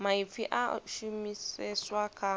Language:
Venda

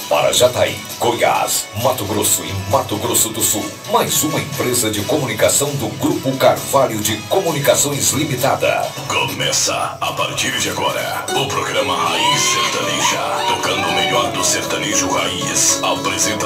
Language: Portuguese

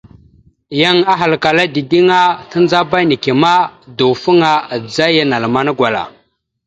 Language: Mada (Cameroon)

